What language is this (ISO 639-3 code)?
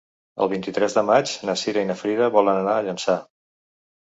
cat